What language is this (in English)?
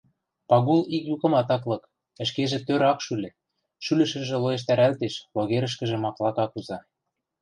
Western Mari